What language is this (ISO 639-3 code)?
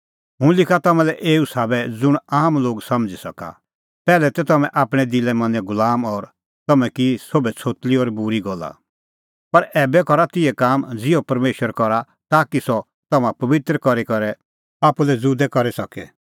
kfx